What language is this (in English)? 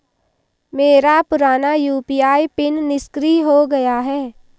Hindi